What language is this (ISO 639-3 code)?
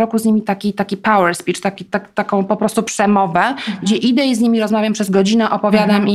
pol